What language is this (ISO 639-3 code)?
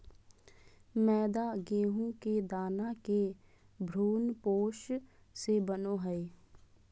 mag